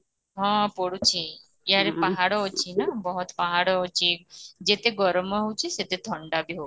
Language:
Odia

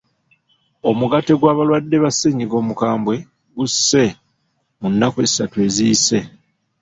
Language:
Ganda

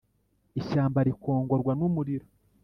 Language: Kinyarwanda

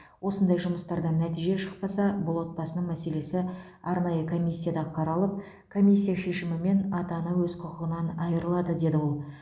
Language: Kazakh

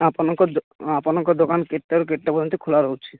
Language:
Odia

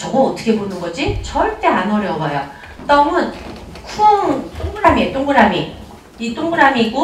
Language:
Korean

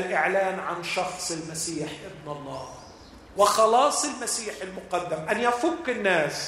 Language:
Arabic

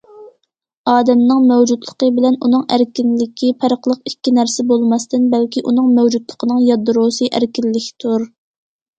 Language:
Uyghur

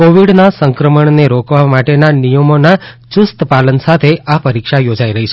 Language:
Gujarati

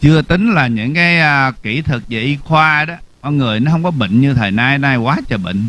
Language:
Vietnamese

